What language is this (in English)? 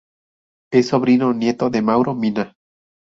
Spanish